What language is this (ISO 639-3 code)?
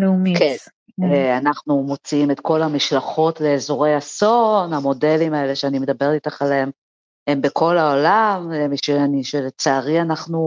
heb